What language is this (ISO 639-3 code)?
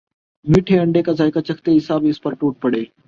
urd